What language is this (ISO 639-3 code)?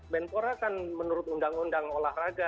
ind